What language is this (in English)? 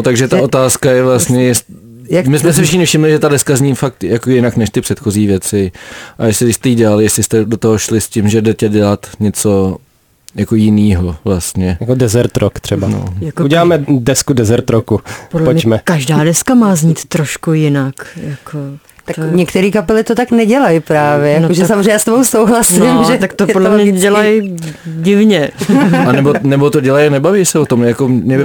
Czech